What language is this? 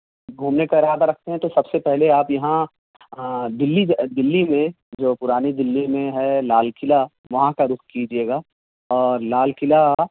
Urdu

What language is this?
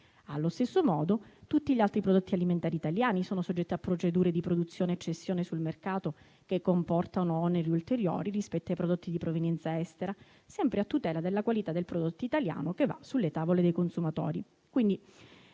Italian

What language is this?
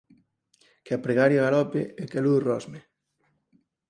Galician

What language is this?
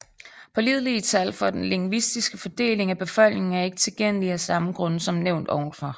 Danish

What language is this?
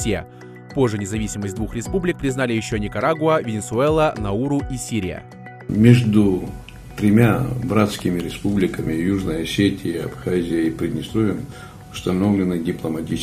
Russian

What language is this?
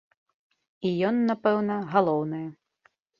Belarusian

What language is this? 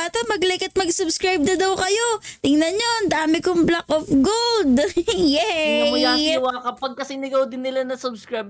Filipino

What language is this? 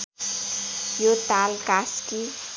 Nepali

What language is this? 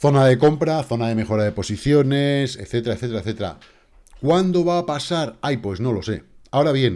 Spanish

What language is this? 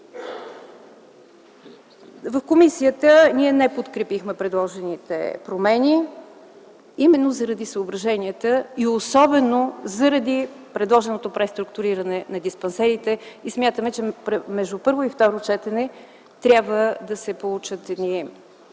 Bulgarian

